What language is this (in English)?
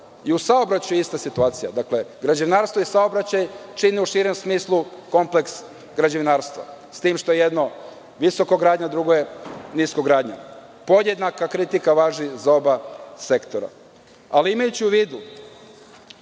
Serbian